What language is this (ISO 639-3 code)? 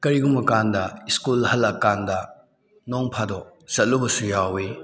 mni